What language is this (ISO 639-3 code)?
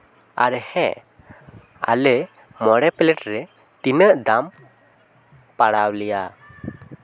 sat